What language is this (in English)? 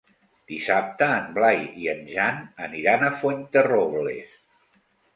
Catalan